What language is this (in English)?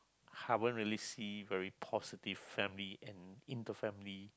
English